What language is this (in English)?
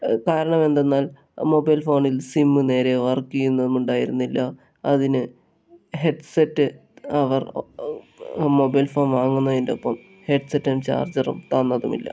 Malayalam